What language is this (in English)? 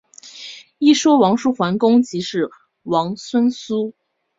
Chinese